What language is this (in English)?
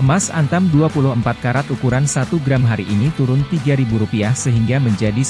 Indonesian